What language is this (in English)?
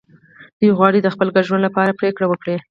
Pashto